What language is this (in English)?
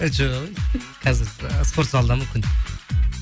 Kazakh